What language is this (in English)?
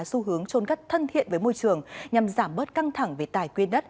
Vietnamese